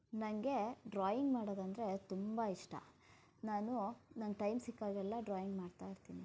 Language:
Kannada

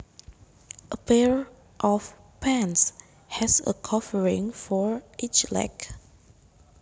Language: Javanese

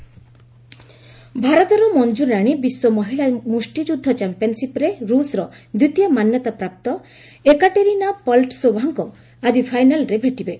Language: Odia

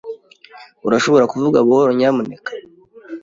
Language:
Kinyarwanda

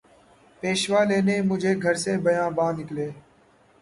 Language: Urdu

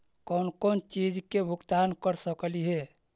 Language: Magahi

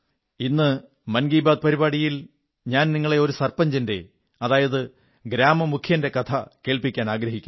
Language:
Malayalam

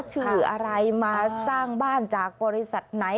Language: Thai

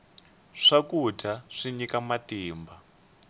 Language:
Tsonga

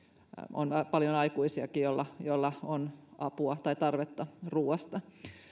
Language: Finnish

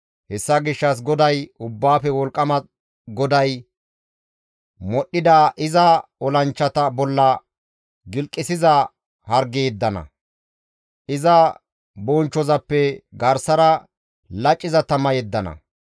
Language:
Gamo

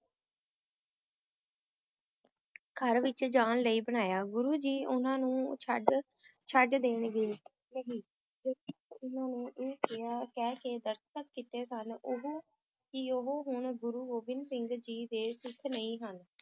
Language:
Punjabi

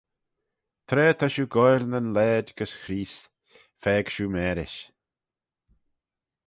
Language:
Manx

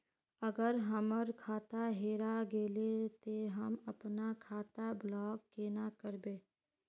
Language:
Magahi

